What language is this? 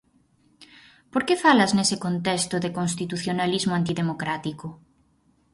Galician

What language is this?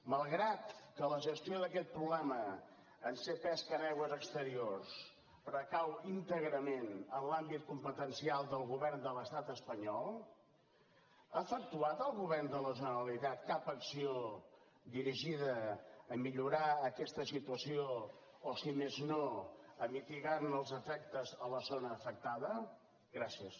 Catalan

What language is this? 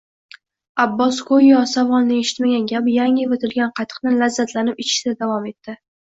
Uzbek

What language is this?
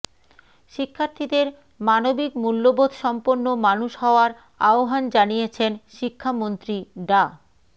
Bangla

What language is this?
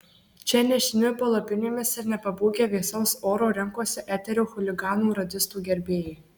Lithuanian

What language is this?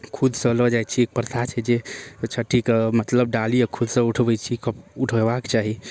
Maithili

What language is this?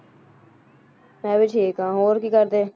Punjabi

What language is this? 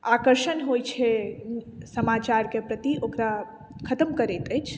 Maithili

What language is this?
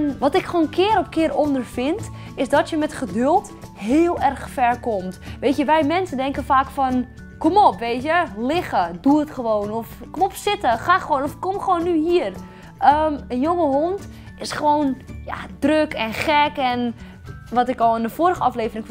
Dutch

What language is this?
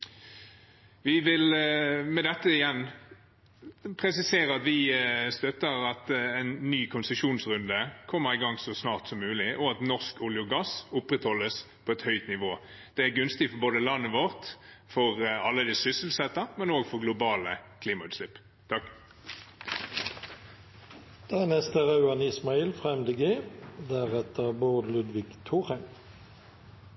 Norwegian Bokmål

